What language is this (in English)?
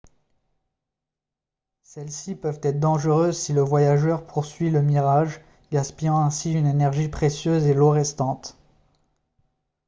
French